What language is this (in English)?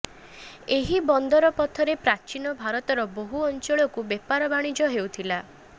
Odia